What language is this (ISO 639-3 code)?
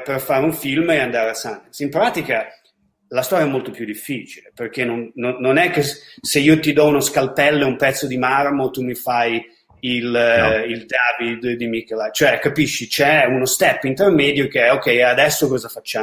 ita